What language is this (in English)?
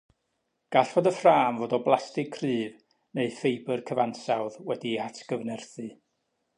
Welsh